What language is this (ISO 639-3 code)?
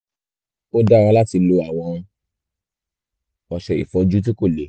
yor